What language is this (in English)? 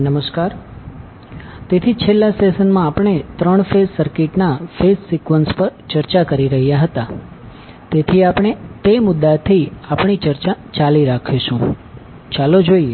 Gujarati